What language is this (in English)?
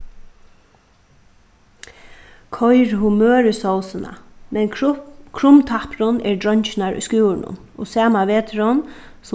Faroese